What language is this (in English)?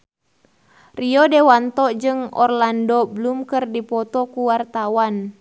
Sundanese